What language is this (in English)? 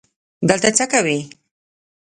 Pashto